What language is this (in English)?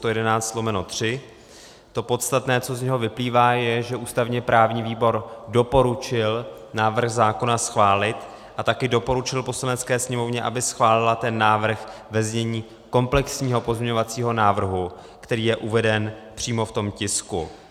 Czech